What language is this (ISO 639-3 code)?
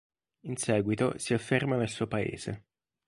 ita